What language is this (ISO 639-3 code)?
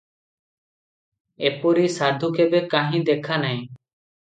ori